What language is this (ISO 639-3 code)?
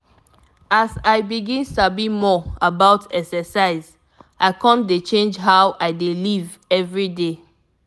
pcm